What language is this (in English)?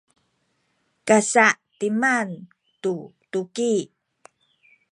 Sakizaya